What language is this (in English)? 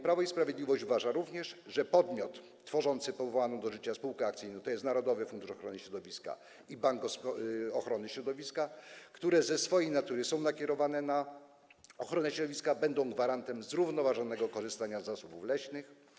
Polish